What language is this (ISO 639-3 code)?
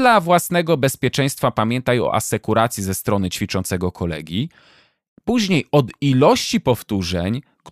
pol